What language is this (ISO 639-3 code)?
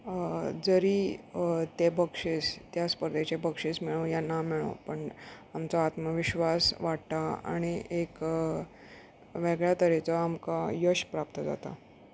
kok